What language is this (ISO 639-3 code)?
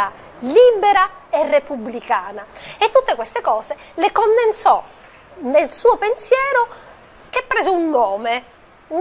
ita